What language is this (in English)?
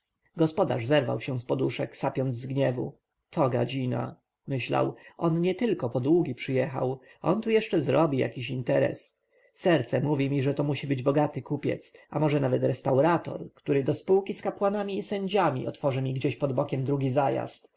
Polish